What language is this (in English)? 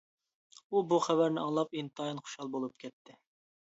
Uyghur